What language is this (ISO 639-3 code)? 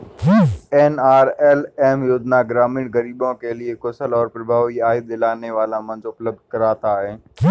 hin